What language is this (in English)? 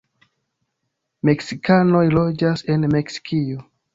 Esperanto